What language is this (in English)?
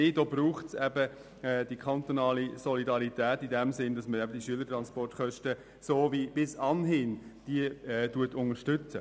Swiss German